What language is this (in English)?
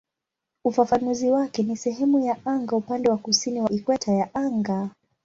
Swahili